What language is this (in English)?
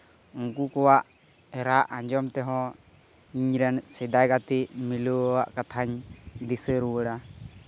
Santali